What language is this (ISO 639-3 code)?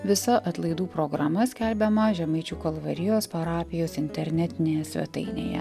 lit